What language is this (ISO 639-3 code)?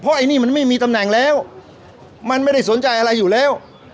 tha